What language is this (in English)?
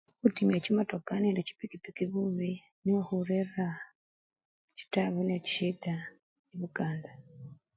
Luyia